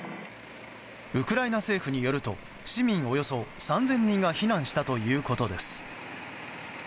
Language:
Japanese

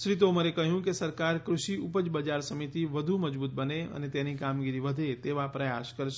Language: Gujarati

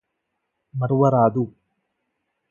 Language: Telugu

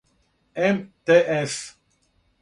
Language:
Serbian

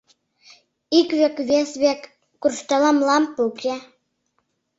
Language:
Mari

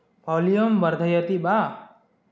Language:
Sanskrit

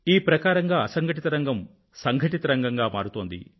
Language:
Telugu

